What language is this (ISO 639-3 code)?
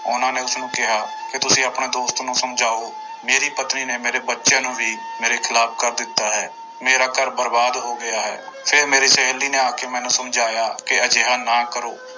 pan